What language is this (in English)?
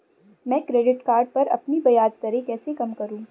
Hindi